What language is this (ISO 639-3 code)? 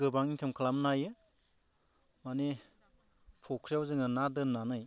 brx